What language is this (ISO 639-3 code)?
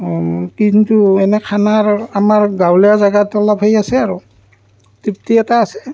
asm